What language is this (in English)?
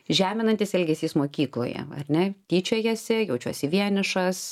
Lithuanian